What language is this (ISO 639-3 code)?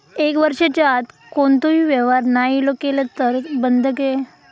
mar